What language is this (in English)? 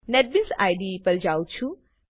Gujarati